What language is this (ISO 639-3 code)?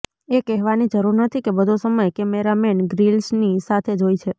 guj